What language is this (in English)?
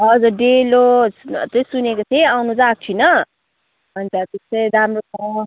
Nepali